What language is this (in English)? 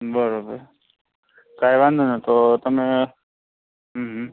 Gujarati